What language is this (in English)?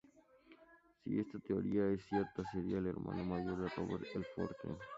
Spanish